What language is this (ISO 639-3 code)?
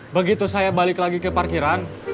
ind